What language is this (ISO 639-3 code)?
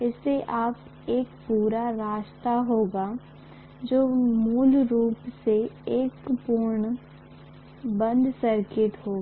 hin